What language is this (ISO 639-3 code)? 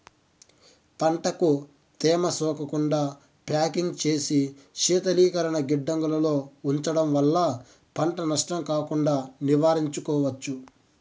tel